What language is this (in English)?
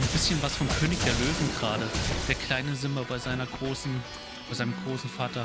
German